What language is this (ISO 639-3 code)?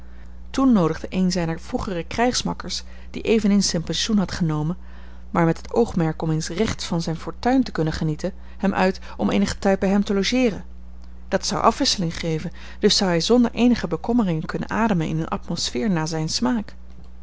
nld